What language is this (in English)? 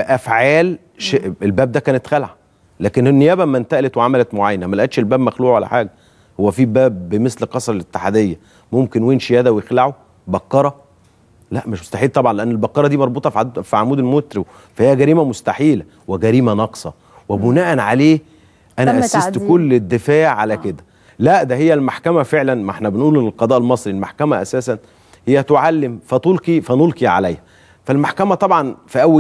Arabic